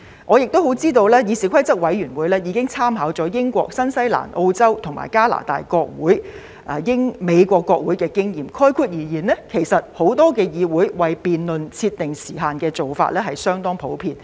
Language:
Cantonese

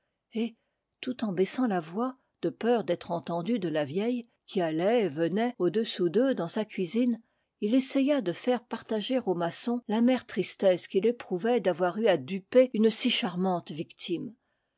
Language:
French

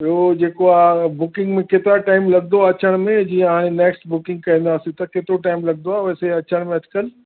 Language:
Sindhi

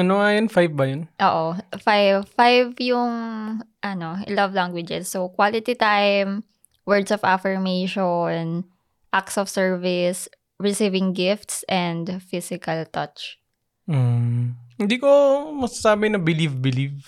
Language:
Filipino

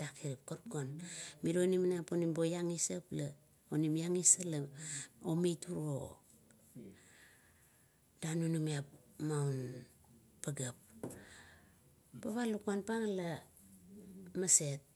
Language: Kuot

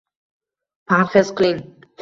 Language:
Uzbek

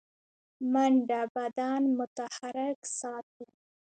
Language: Pashto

